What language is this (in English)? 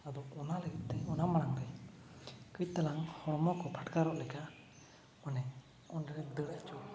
Santali